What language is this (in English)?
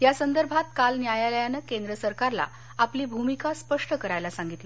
Marathi